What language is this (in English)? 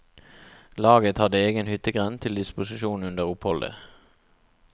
Norwegian